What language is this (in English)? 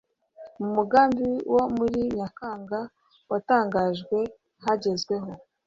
Kinyarwanda